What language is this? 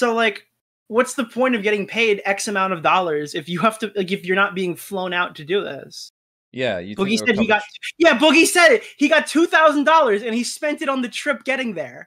English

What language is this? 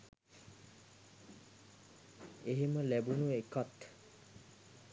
Sinhala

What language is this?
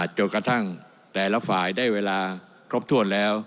Thai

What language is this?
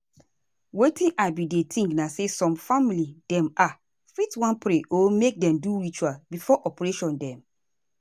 Nigerian Pidgin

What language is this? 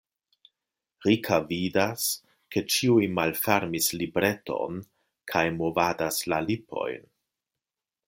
Esperanto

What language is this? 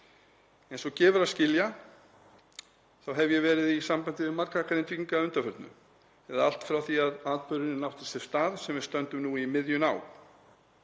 Icelandic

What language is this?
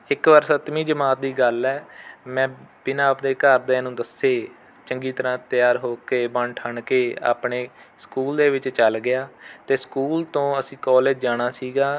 Punjabi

